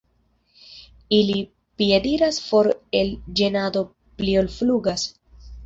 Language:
Esperanto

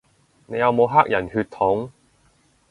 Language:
Cantonese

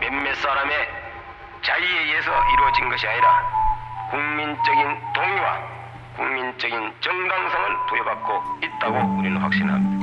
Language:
Korean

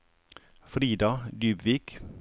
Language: Norwegian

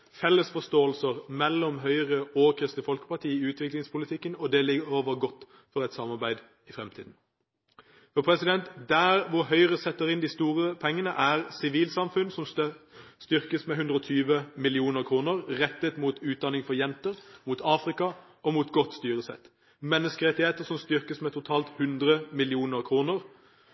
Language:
Norwegian Bokmål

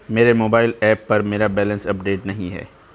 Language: Hindi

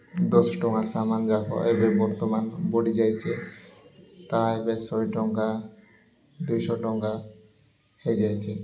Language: Odia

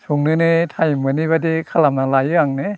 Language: Bodo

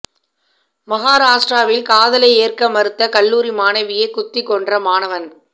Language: Tamil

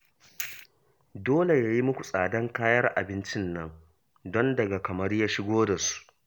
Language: Hausa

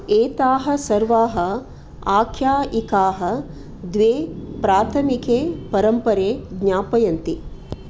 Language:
Sanskrit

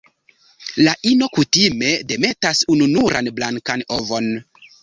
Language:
Esperanto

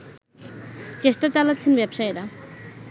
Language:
Bangla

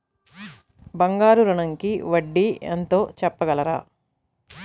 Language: Telugu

